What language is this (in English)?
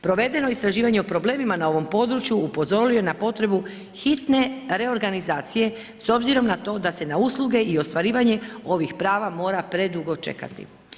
Croatian